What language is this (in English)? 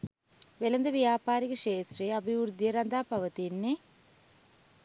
Sinhala